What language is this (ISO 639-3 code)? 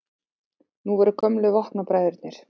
isl